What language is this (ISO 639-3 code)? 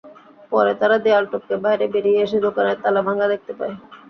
ben